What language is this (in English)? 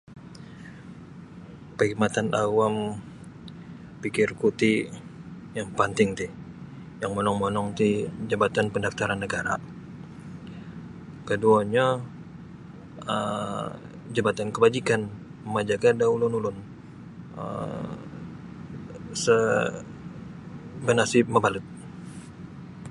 Sabah Bisaya